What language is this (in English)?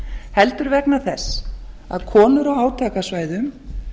Icelandic